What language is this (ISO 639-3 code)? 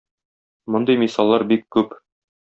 tat